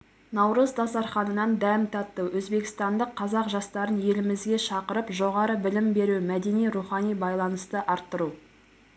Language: Kazakh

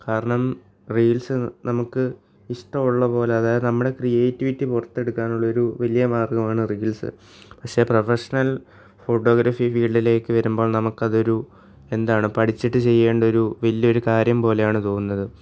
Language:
Malayalam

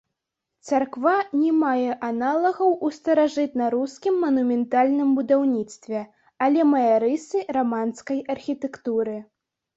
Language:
Belarusian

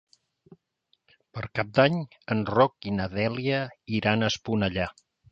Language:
Catalan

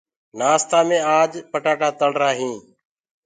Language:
Gurgula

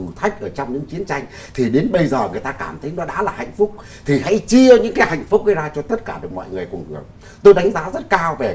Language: Vietnamese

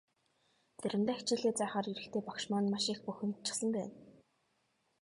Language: Mongolian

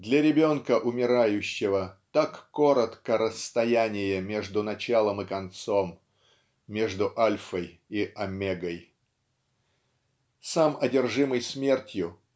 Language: Russian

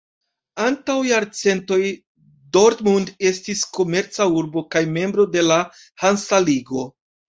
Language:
Esperanto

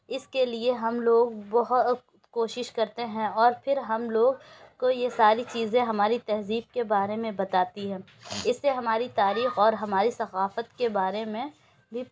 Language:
Urdu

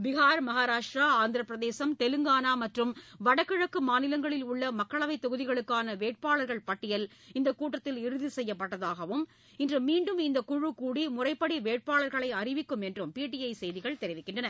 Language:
Tamil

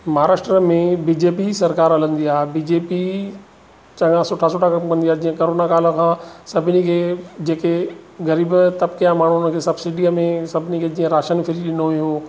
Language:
Sindhi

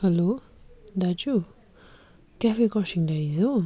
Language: Nepali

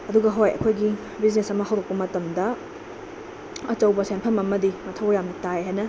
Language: Manipuri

